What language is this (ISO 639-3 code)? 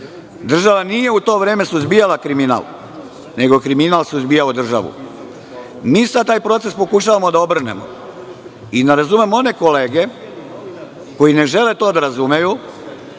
srp